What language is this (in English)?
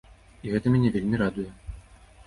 Belarusian